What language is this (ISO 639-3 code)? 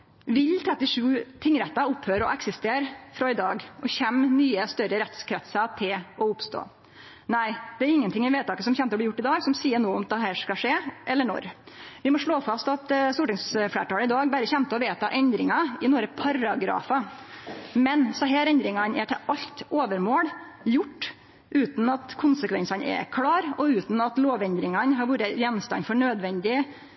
nno